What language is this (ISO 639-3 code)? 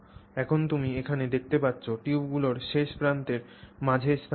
ben